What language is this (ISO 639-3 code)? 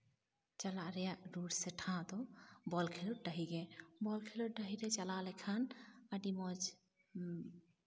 sat